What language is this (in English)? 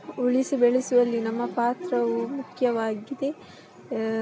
Kannada